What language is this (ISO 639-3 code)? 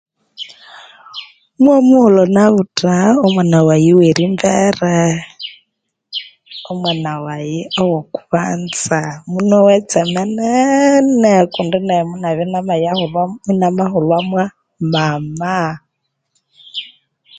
koo